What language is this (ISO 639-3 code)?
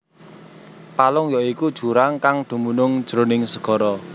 jav